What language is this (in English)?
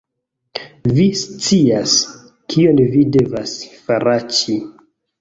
Esperanto